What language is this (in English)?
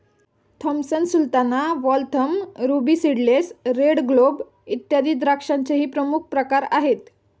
Marathi